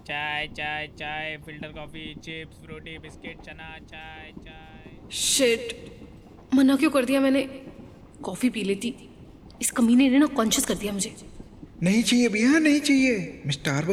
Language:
Hindi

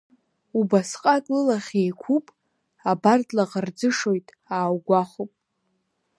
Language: Abkhazian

